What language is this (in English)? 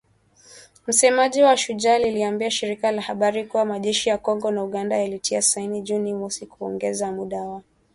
Swahili